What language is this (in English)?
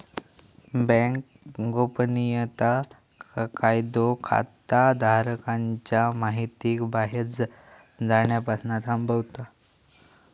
Marathi